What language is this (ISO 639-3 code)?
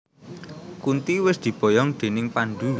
jav